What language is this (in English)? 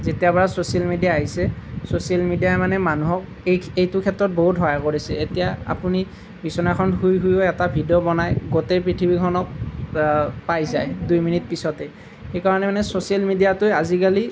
Assamese